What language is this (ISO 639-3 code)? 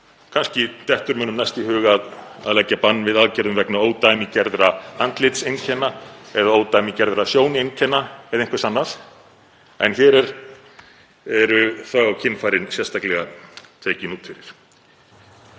isl